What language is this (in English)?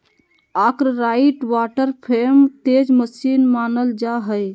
Magahi